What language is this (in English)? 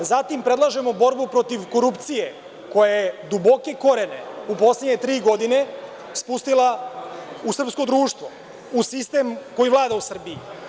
Serbian